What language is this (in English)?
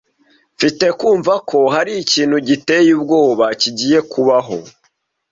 Kinyarwanda